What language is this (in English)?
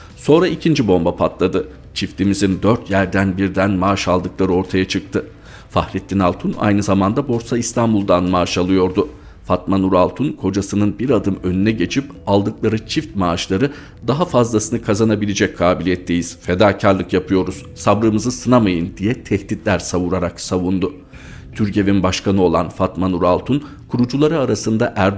Turkish